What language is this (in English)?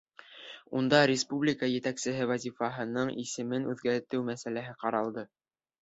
Bashkir